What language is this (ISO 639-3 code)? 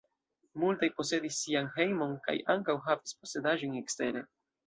epo